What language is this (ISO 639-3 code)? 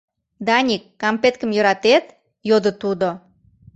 chm